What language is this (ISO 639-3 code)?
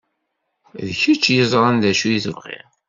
kab